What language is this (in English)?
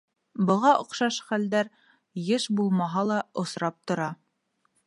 Bashkir